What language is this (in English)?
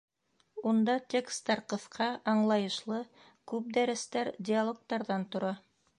Bashkir